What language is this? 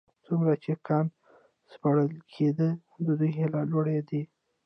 Pashto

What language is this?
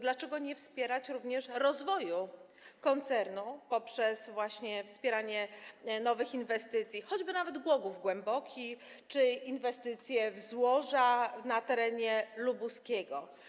Polish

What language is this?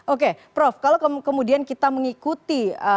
Indonesian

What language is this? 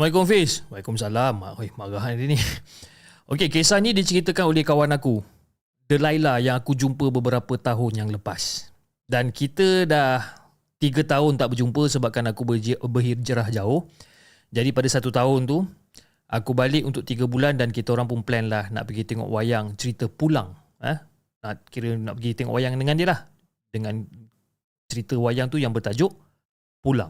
Malay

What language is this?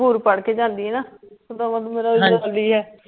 Punjabi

